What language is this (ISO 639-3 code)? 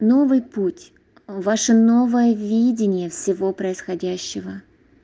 rus